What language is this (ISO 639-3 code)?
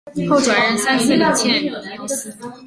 zho